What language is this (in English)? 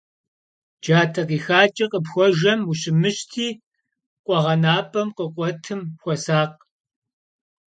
Kabardian